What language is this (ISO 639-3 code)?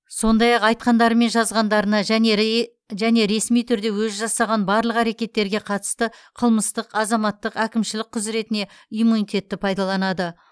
kaz